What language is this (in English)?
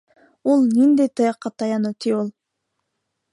Bashkir